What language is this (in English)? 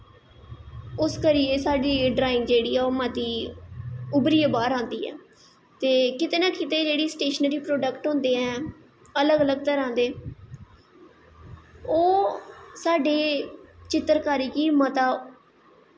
Dogri